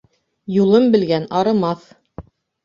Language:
Bashkir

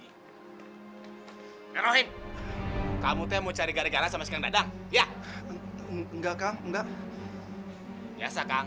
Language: Indonesian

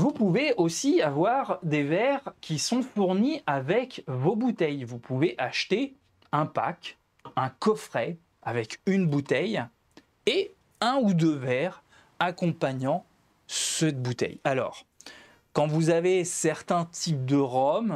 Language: French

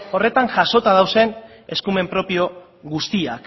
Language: Basque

